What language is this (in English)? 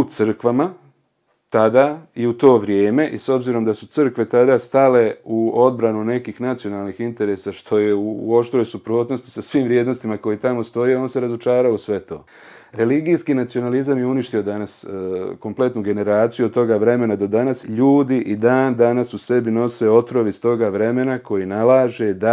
Croatian